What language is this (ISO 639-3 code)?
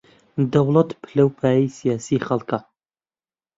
ckb